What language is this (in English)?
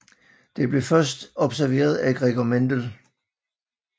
Danish